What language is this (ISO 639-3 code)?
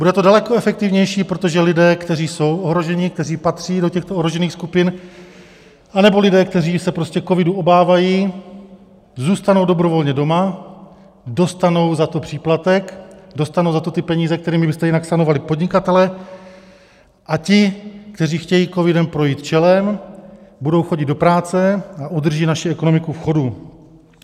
ces